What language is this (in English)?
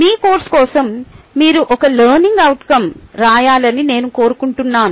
Telugu